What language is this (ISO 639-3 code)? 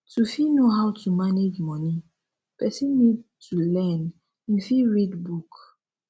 pcm